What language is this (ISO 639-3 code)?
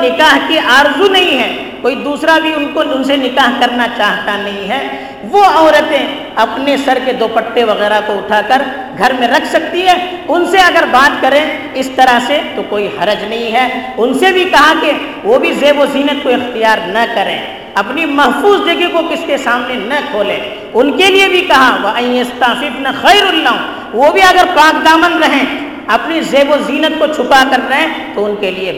urd